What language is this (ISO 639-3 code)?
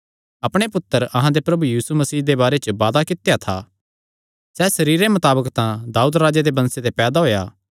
xnr